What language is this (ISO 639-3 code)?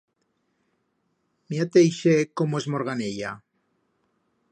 arg